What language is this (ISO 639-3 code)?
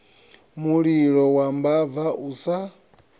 ven